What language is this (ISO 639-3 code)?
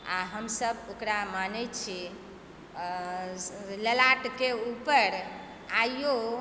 mai